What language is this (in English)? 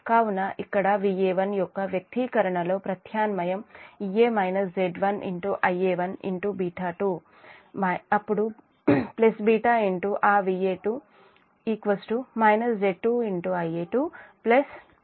Telugu